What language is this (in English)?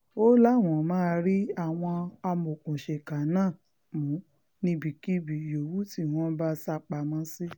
Yoruba